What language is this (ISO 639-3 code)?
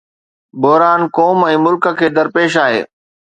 snd